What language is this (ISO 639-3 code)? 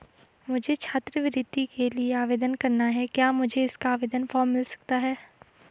hin